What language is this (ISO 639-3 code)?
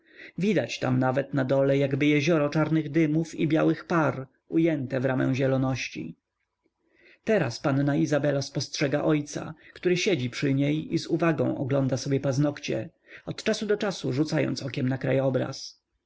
pol